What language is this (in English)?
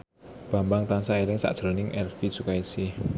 Javanese